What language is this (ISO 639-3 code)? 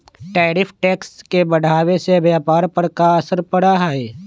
mag